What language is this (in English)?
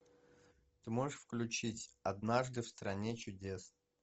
Russian